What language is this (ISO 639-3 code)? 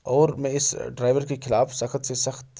urd